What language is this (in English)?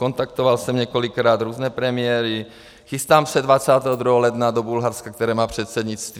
Czech